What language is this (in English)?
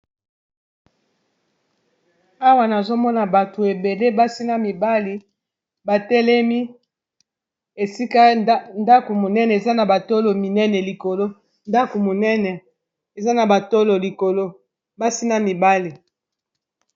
Lingala